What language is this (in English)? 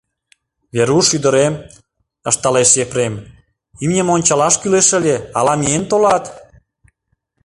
Mari